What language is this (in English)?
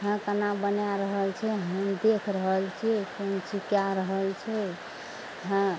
Maithili